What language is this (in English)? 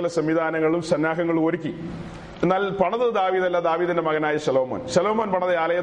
Malayalam